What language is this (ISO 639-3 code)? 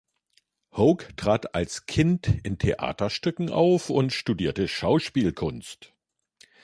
deu